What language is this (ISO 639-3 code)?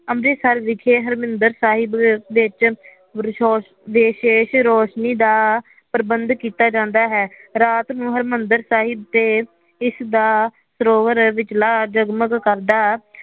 pan